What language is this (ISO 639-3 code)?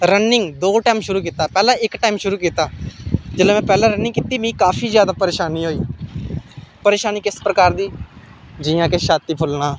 doi